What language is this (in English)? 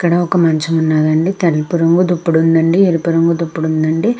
Telugu